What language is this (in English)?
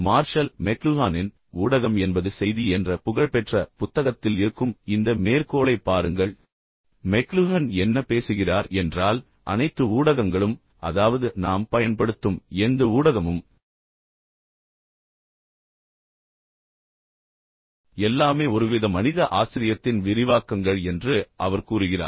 Tamil